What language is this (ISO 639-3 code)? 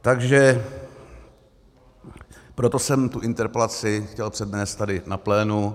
ces